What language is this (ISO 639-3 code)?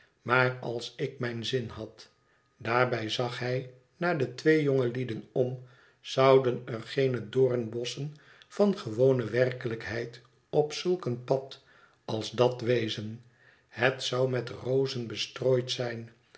nld